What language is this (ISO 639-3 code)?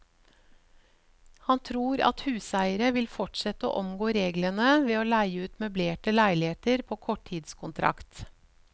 nor